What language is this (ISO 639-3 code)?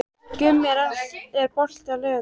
isl